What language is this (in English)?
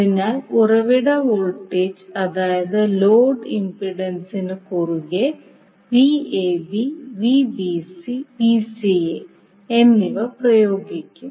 Malayalam